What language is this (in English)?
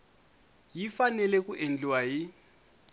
Tsonga